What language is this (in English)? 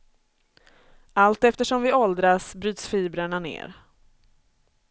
Swedish